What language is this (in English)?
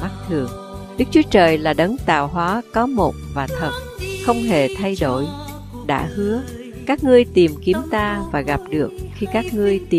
Vietnamese